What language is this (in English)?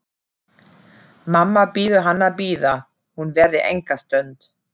Icelandic